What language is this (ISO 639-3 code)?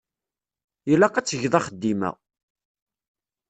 kab